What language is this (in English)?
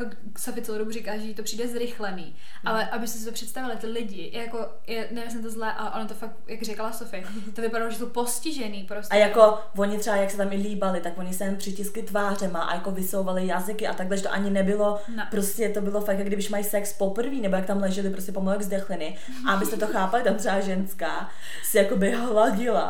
Czech